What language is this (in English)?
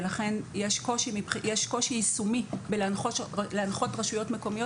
Hebrew